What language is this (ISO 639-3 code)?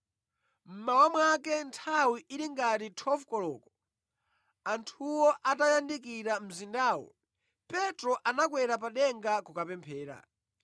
nya